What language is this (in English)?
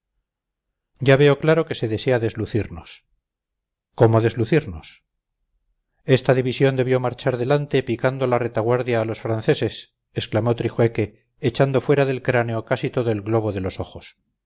Spanish